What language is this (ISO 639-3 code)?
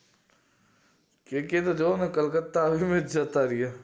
guj